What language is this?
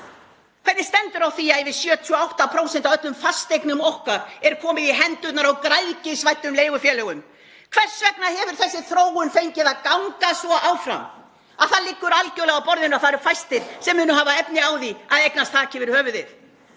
Icelandic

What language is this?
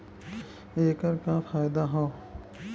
Bhojpuri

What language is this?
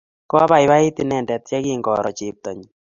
Kalenjin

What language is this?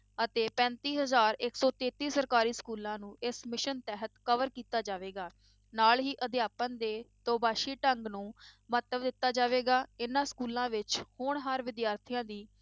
Punjabi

